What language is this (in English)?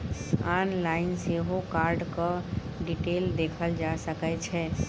Maithili